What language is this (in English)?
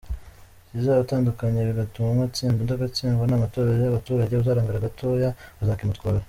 Kinyarwanda